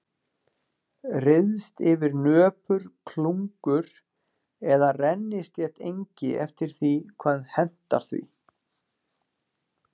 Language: Icelandic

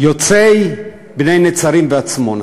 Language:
Hebrew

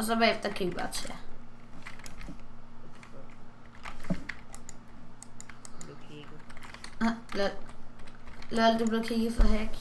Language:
Danish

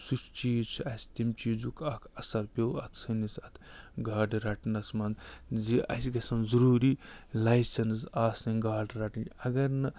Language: Kashmiri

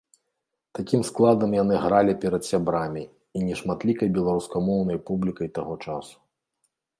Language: Belarusian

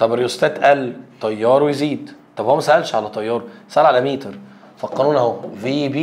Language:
Arabic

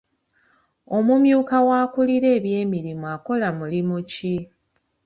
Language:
Ganda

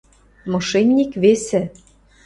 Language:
Western Mari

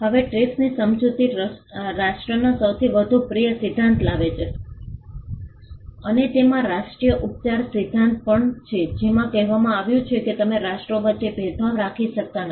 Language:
Gujarati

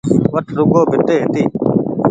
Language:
Goaria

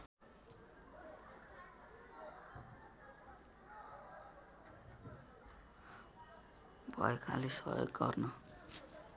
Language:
Nepali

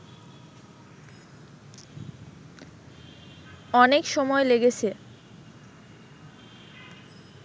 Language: Bangla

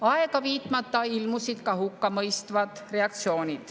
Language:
Estonian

